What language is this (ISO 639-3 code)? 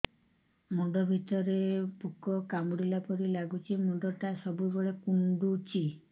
ori